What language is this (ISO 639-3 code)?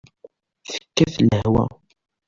kab